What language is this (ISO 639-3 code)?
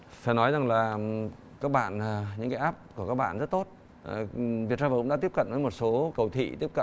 vie